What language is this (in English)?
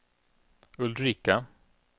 Swedish